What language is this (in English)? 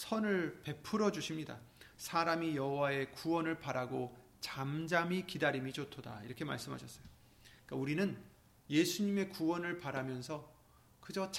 Korean